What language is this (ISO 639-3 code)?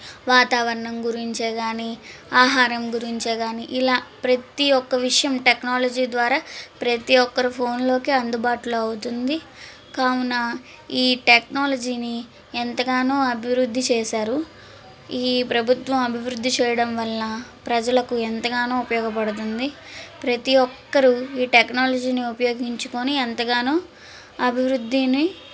tel